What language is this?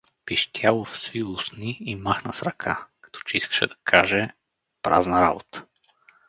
Bulgarian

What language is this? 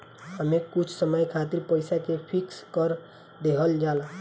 Bhojpuri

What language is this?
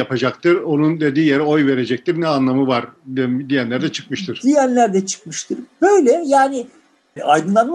Turkish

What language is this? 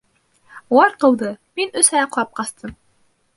Bashkir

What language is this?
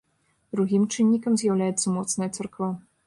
Belarusian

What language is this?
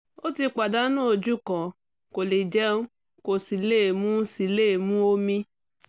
Yoruba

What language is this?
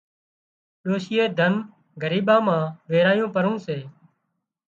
Wadiyara Koli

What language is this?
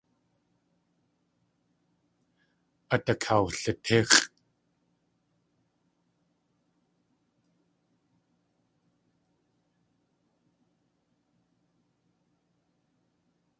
Tlingit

